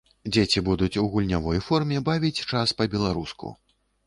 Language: Belarusian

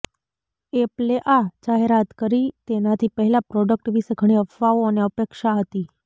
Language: Gujarati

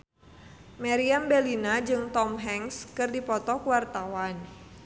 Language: Sundanese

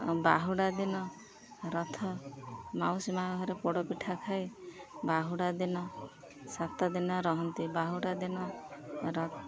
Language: Odia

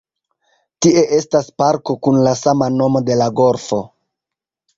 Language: Esperanto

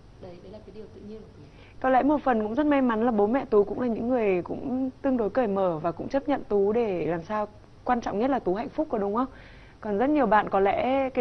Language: Vietnamese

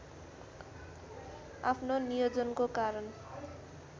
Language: Nepali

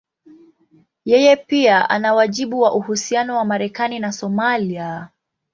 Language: Swahili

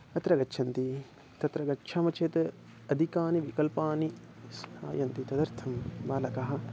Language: Sanskrit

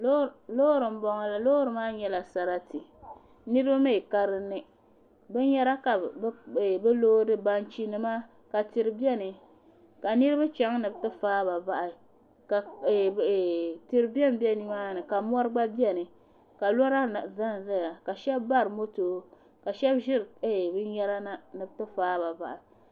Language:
Dagbani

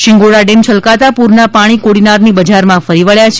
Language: Gujarati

